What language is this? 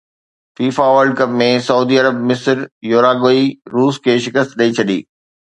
Sindhi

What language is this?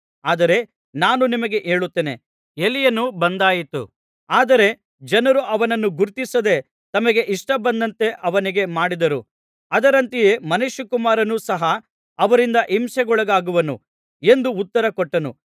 Kannada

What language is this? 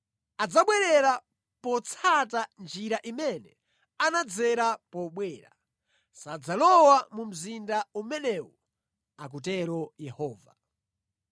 Nyanja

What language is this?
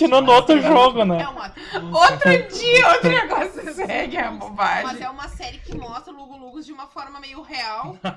Portuguese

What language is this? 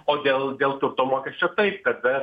Lithuanian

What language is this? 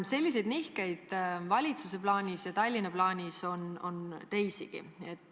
Estonian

